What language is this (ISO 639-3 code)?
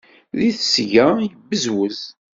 kab